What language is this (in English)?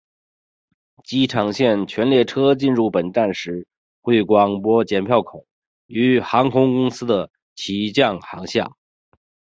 Chinese